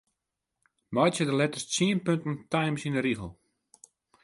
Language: Western Frisian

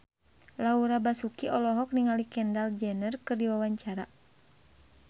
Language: Sundanese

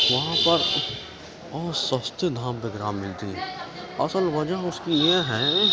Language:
Urdu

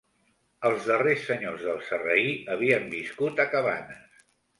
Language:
Catalan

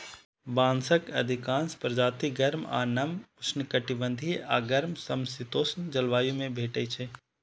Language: Maithili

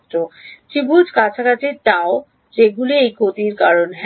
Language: Bangla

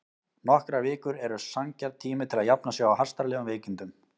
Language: Icelandic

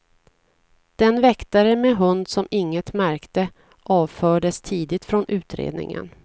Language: Swedish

